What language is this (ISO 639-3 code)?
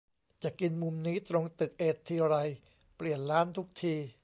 tha